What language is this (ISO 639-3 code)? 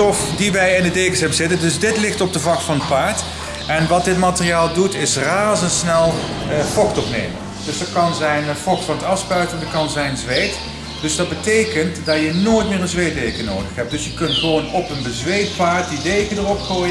nld